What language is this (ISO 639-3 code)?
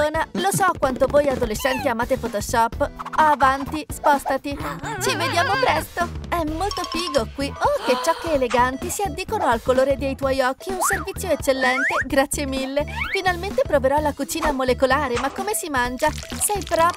ita